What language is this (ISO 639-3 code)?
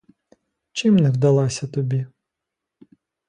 ukr